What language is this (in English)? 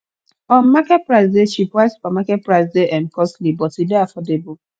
Nigerian Pidgin